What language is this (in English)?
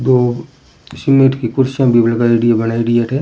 Rajasthani